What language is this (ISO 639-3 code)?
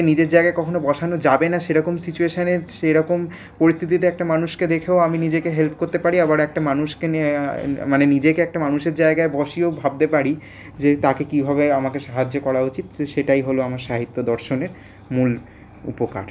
ben